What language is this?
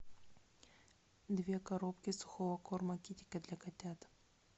Russian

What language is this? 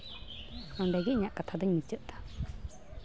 Santali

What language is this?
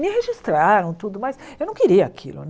Portuguese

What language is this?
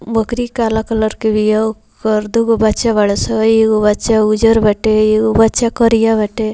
Bhojpuri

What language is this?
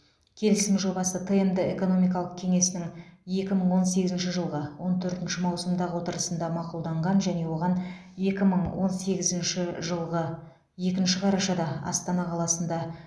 Kazakh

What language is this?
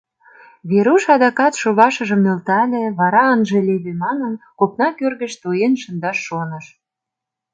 Mari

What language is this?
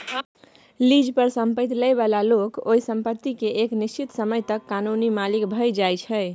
Maithili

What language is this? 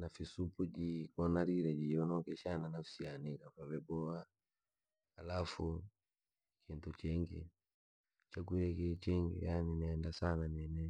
Langi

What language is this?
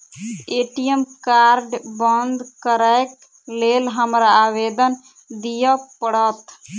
Maithili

